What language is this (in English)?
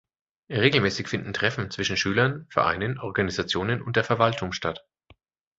German